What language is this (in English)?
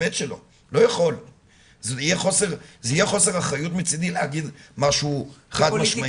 Hebrew